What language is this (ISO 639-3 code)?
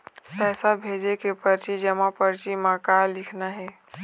hne